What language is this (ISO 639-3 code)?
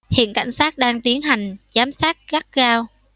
vie